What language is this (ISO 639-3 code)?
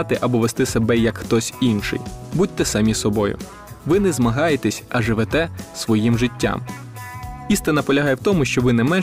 ukr